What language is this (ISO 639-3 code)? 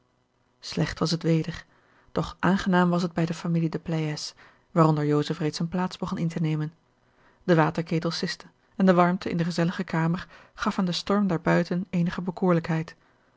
nld